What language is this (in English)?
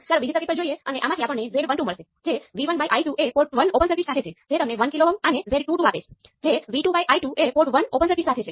Gujarati